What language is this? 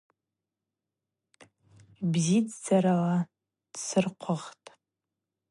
Abaza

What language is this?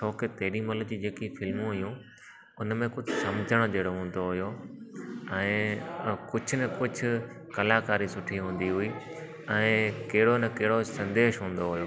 Sindhi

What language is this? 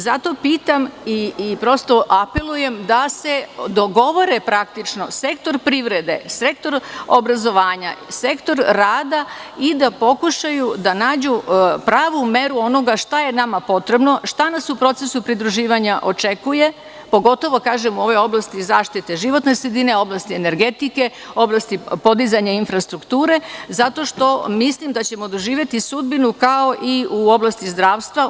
Serbian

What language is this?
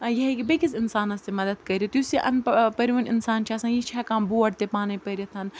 Kashmiri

